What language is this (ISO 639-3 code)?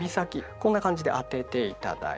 jpn